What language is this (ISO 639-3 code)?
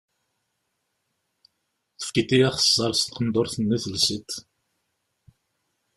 kab